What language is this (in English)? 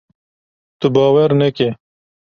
Kurdish